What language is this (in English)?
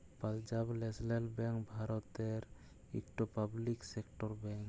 Bangla